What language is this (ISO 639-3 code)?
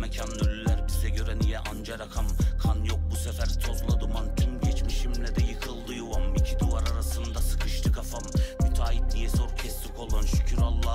tur